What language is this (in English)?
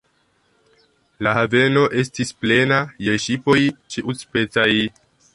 Esperanto